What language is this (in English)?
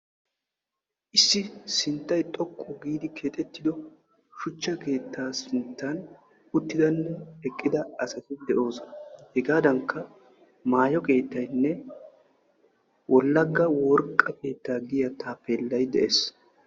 Wolaytta